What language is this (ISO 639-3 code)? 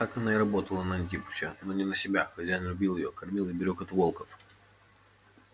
rus